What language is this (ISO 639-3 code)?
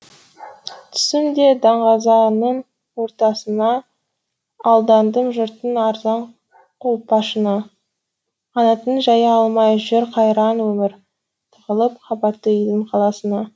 kaz